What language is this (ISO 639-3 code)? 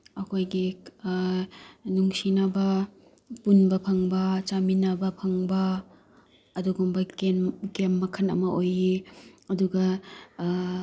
mni